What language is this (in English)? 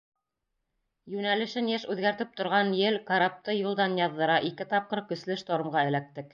Bashkir